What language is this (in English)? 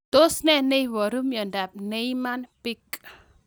Kalenjin